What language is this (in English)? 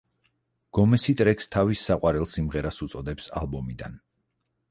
Georgian